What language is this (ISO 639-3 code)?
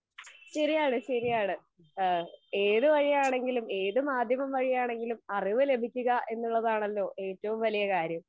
mal